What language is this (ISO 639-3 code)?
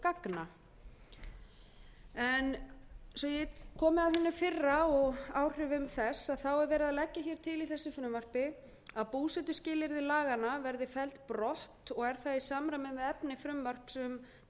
isl